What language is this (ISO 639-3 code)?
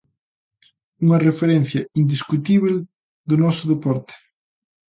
glg